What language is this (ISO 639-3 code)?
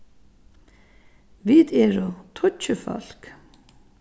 fao